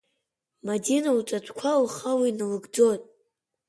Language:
Abkhazian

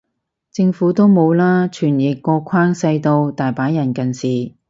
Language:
Cantonese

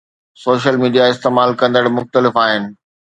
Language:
Sindhi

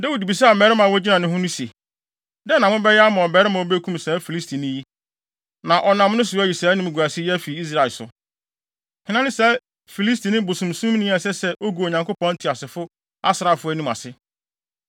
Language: Akan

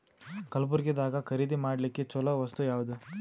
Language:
Kannada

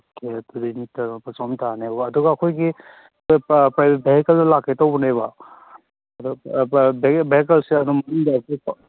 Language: Manipuri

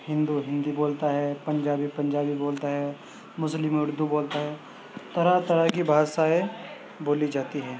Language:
Urdu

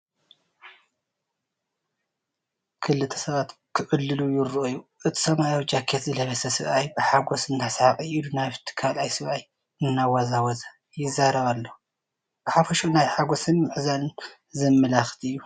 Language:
Tigrinya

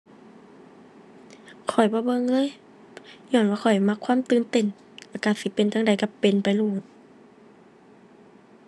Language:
Thai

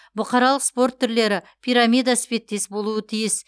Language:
Kazakh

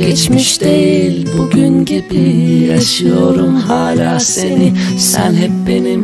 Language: Turkish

